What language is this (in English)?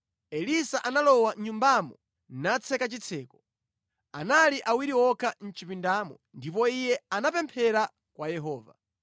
Nyanja